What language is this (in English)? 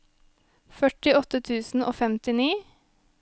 Norwegian